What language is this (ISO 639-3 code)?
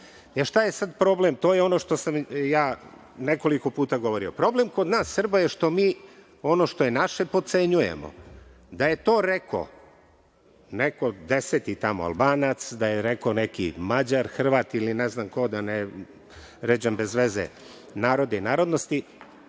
srp